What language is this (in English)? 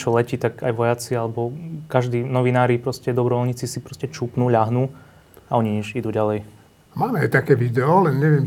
Slovak